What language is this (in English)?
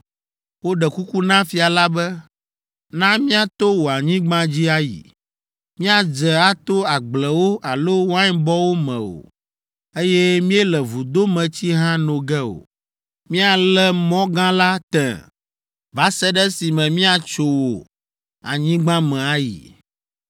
Ewe